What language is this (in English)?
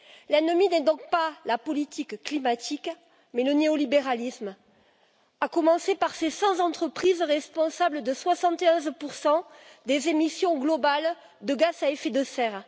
French